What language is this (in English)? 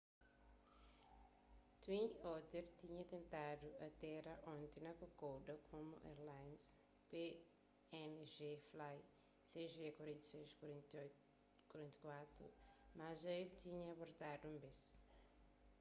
Kabuverdianu